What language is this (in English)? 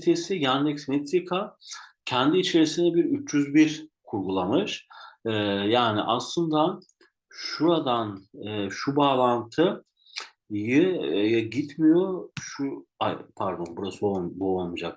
Turkish